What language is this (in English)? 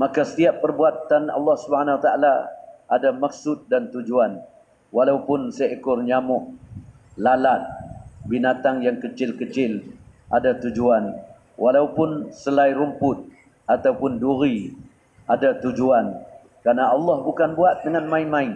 Malay